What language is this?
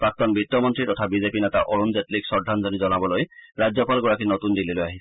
Assamese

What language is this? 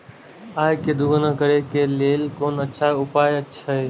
Maithili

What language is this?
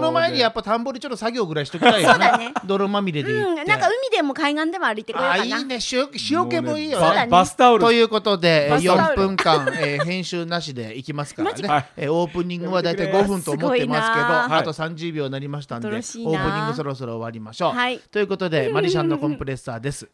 Japanese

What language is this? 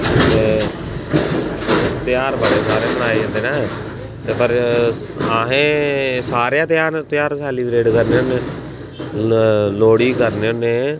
Dogri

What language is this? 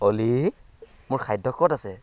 Assamese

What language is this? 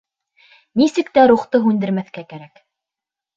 Bashkir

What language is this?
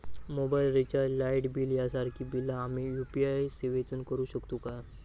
Marathi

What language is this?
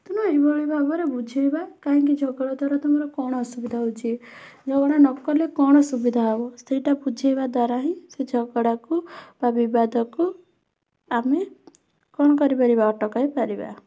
Odia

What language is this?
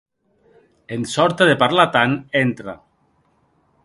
Occitan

